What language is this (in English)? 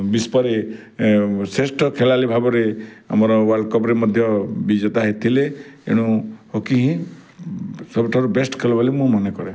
Odia